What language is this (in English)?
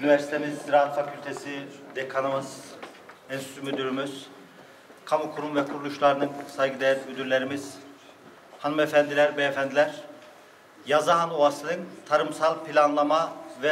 Turkish